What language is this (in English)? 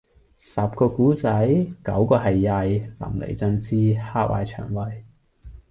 Cantonese